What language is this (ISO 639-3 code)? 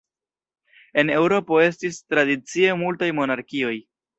epo